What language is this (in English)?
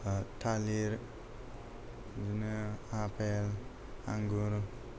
Bodo